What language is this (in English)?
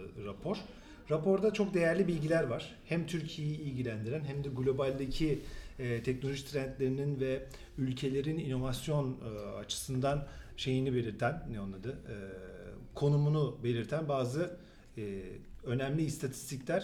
Turkish